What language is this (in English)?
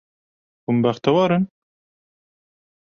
Kurdish